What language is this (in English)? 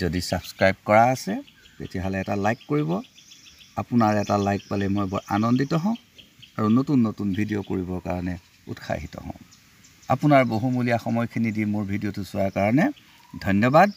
Bangla